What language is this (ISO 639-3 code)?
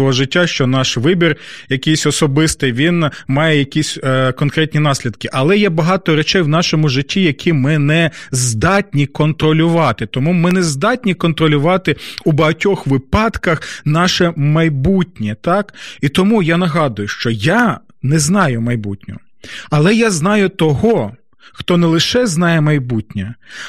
ukr